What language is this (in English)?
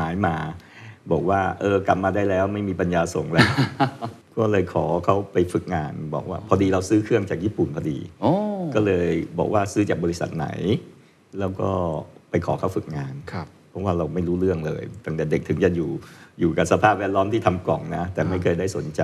Thai